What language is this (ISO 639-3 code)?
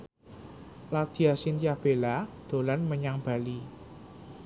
jav